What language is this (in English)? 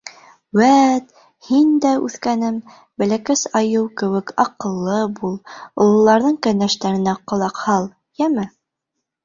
Bashkir